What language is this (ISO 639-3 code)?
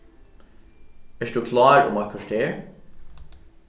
fao